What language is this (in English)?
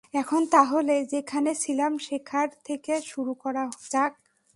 Bangla